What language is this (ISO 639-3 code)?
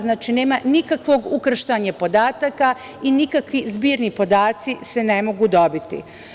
srp